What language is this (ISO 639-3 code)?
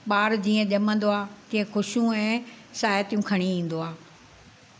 snd